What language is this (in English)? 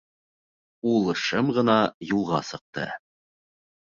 Bashkir